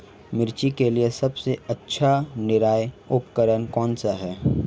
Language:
Hindi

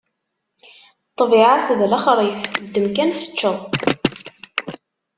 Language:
Kabyle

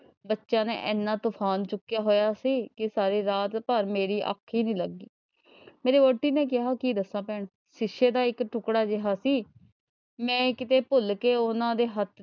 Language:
Punjabi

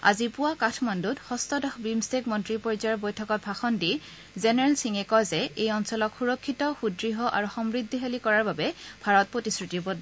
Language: Assamese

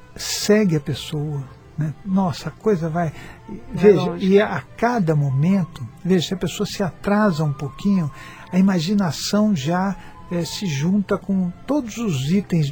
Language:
Portuguese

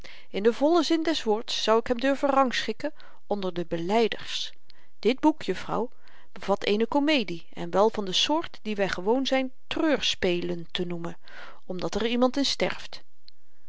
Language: Dutch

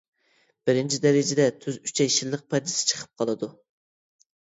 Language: Uyghur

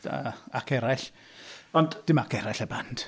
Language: Welsh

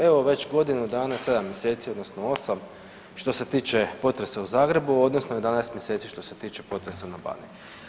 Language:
Croatian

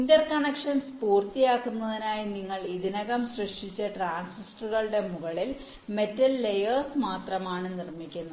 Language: Malayalam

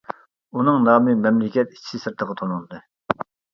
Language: Uyghur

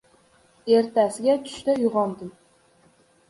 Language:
Uzbek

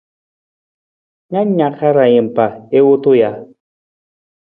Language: Nawdm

